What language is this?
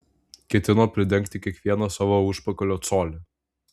Lithuanian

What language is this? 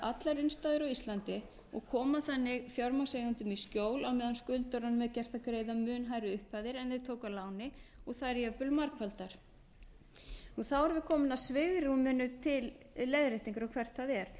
Icelandic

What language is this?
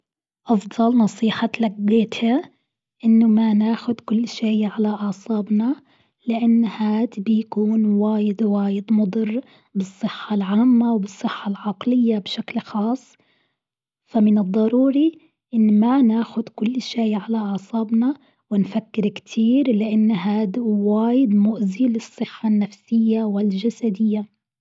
Gulf Arabic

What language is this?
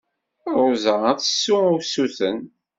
Kabyle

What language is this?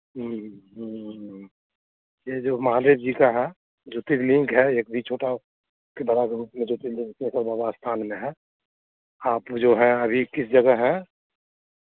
Hindi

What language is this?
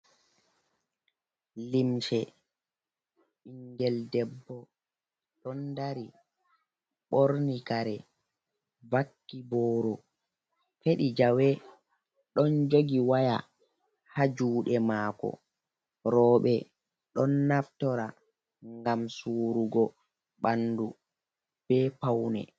Fula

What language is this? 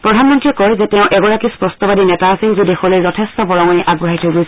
Assamese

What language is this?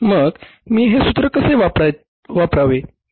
Marathi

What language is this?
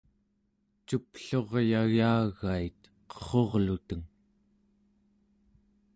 Central Yupik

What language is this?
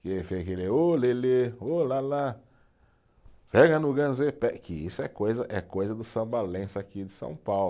Portuguese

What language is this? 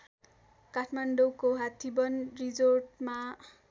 Nepali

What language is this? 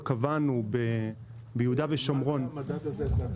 Hebrew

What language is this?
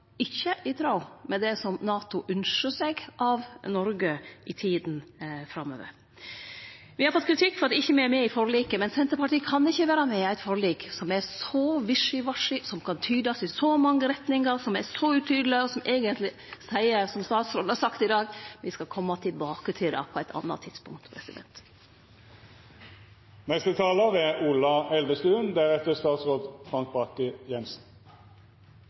Norwegian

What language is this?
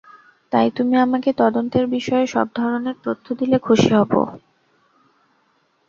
Bangla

